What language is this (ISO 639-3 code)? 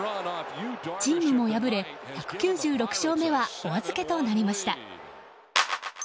jpn